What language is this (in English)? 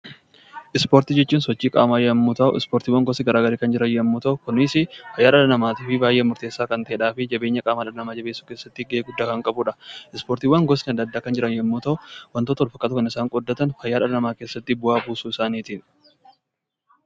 Oromo